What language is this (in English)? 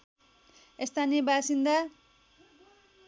Nepali